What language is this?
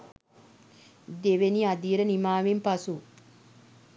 Sinhala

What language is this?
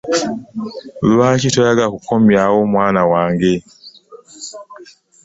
Ganda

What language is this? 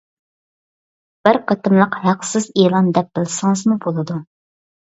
Uyghur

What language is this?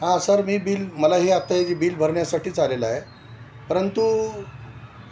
Marathi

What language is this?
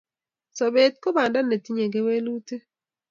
Kalenjin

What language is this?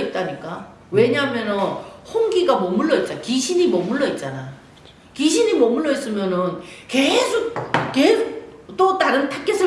Korean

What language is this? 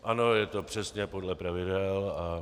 Czech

